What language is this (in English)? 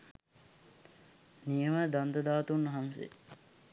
Sinhala